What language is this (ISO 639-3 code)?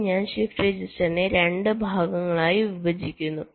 mal